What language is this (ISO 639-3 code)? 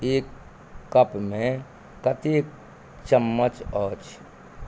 mai